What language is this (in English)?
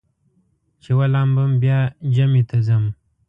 Pashto